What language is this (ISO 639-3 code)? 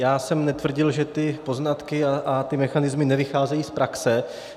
ces